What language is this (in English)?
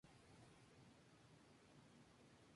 Spanish